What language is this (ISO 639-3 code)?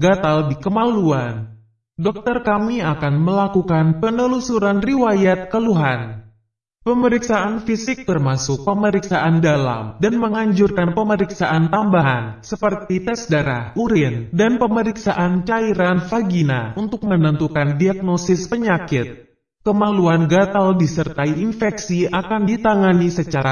ind